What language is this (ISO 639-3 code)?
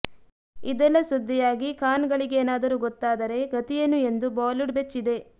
kan